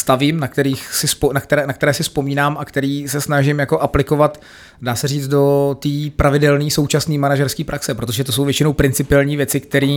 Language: Czech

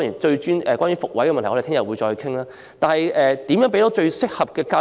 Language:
Cantonese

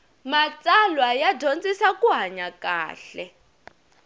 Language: Tsonga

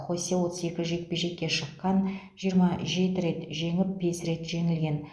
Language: Kazakh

